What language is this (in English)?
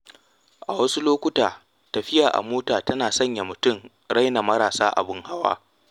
Hausa